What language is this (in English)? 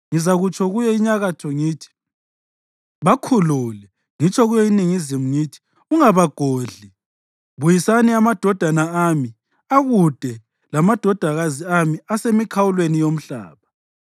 North Ndebele